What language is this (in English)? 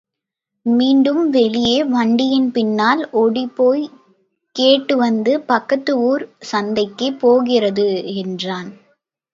Tamil